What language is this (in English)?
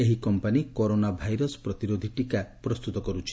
Odia